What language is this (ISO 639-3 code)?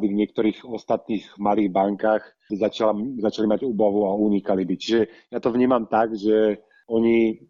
slk